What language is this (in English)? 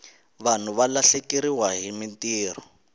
Tsonga